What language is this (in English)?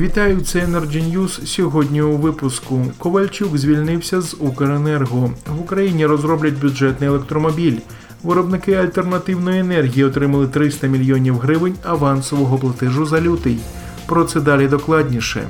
Ukrainian